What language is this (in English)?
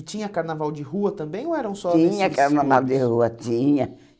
Portuguese